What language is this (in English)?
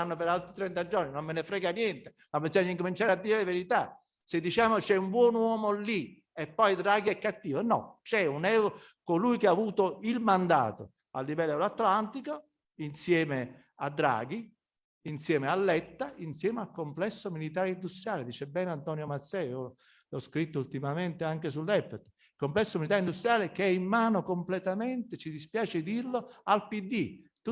Italian